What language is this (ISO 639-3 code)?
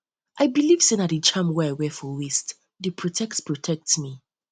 pcm